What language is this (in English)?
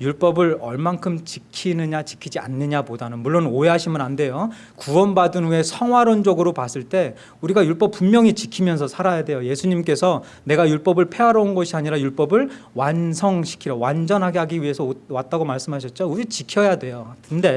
Korean